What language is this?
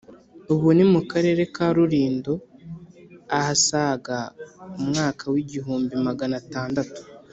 Kinyarwanda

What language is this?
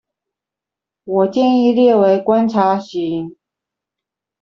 Chinese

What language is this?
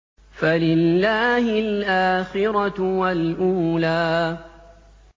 Arabic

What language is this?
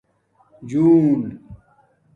Domaaki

